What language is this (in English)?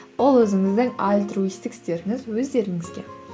Kazakh